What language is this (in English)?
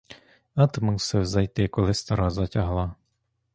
Ukrainian